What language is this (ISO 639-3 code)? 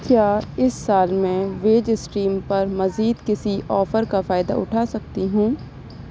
urd